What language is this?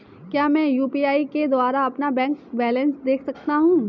Hindi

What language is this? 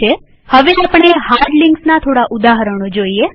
Gujarati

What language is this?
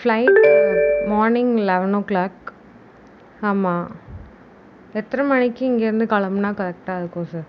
Tamil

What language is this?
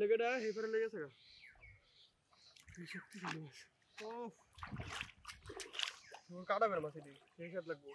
Bangla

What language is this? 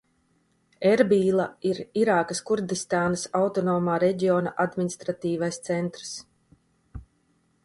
Latvian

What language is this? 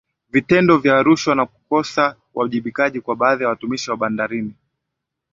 Swahili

